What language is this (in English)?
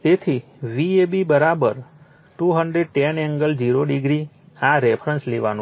Gujarati